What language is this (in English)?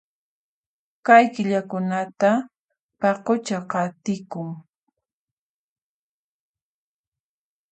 Puno Quechua